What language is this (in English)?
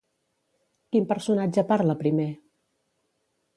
Catalan